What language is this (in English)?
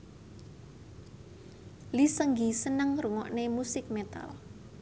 Javanese